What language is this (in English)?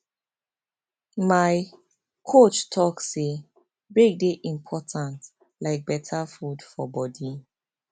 Nigerian Pidgin